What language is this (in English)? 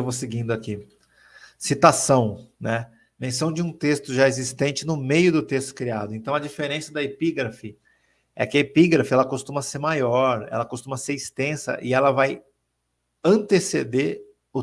Portuguese